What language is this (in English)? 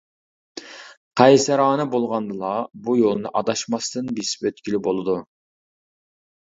Uyghur